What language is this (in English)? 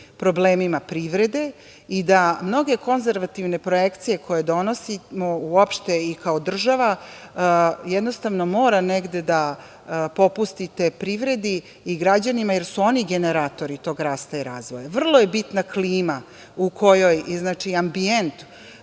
Serbian